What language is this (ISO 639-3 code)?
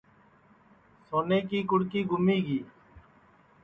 ssi